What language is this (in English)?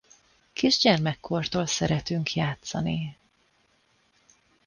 Hungarian